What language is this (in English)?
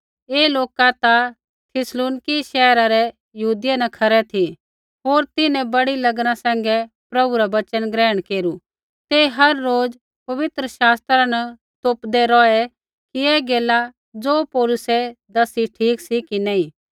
Kullu Pahari